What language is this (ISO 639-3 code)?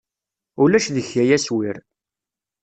kab